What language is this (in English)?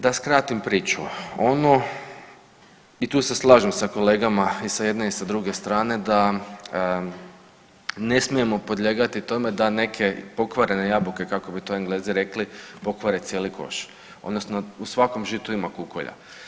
Croatian